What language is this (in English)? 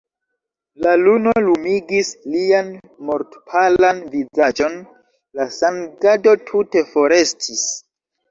Esperanto